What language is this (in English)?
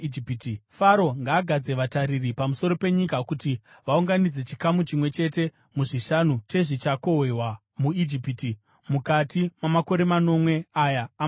Shona